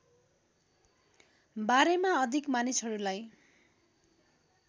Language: Nepali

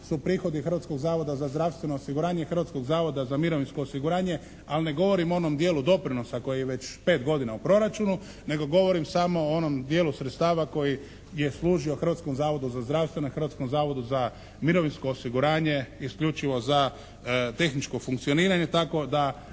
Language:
Croatian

